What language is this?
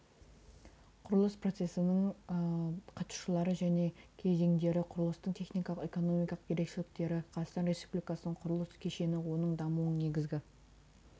Kazakh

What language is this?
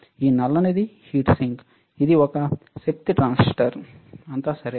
Telugu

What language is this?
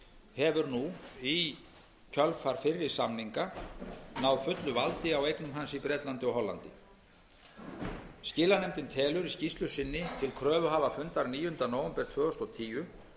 Icelandic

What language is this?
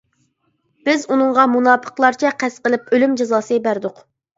Uyghur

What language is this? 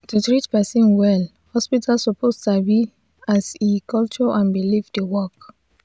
Nigerian Pidgin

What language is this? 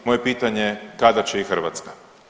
Croatian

